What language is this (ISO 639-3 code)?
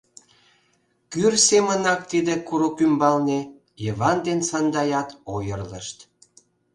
chm